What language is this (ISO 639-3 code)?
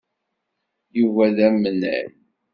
kab